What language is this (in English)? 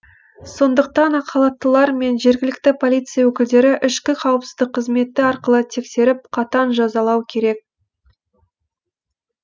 Kazakh